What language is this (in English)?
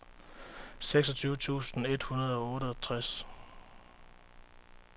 Danish